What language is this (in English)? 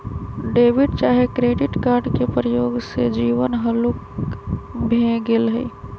Magahi